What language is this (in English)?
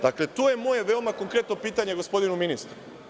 Serbian